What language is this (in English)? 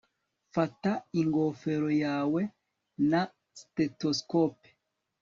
Kinyarwanda